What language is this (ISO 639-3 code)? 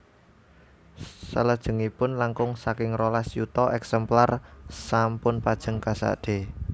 jav